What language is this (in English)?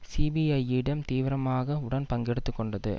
Tamil